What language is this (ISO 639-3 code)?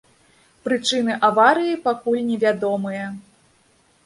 bel